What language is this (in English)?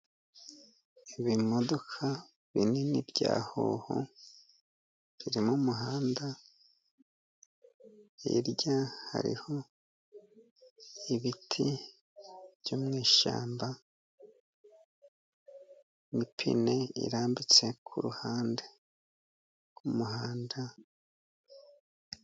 Kinyarwanda